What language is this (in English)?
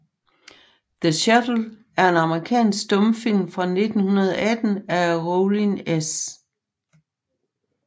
Danish